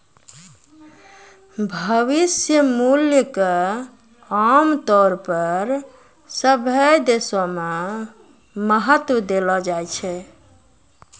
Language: Maithili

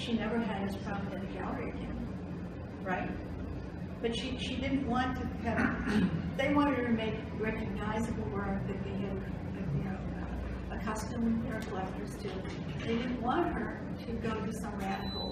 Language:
English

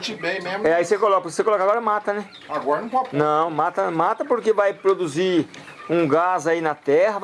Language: Portuguese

